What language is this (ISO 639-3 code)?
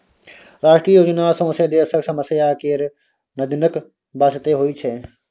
mai